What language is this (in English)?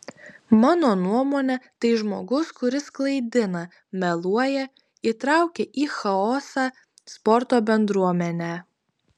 Lithuanian